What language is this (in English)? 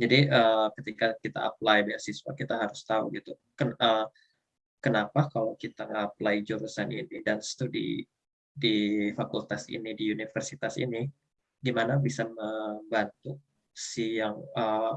Indonesian